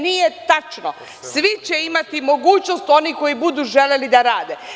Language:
Serbian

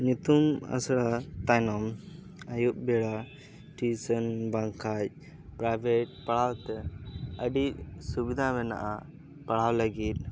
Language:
Santali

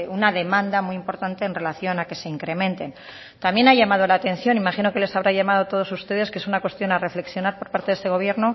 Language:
Spanish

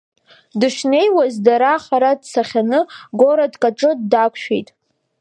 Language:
Abkhazian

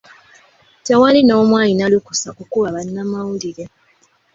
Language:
Ganda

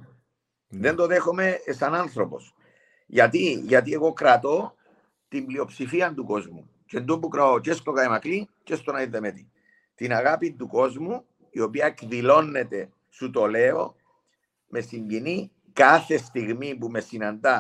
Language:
Greek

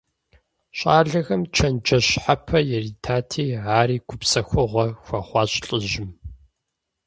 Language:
Kabardian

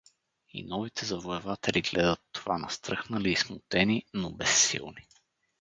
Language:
Bulgarian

